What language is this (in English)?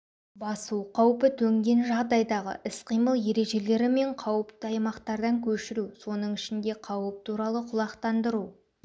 Kazakh